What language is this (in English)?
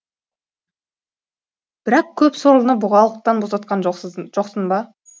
Kazakh